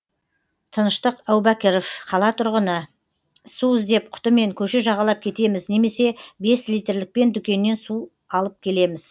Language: Kazakh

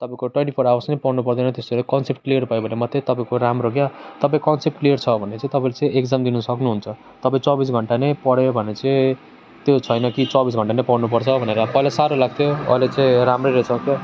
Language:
Nepali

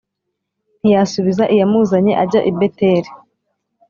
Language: Kinyarwanda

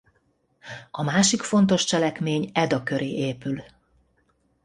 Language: Hungarian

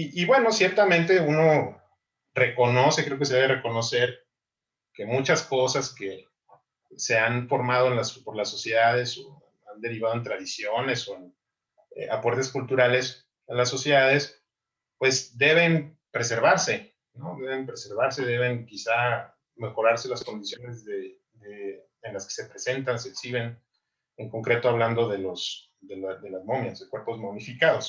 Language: Spanish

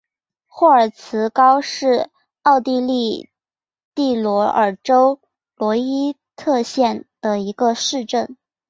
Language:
Chinese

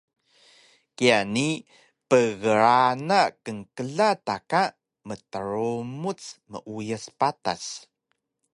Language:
Taroko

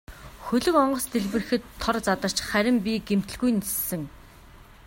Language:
Mongolian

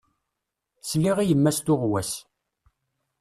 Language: Kabyle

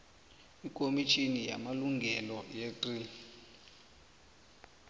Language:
South Ndebele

